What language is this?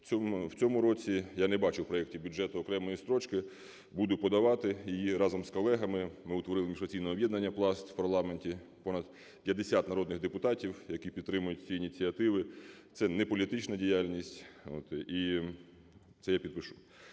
Ukrainian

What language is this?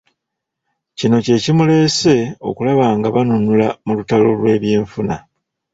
Ganda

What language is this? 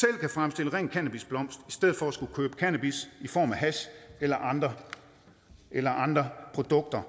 Danish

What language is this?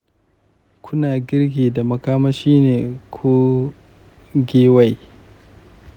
Hausa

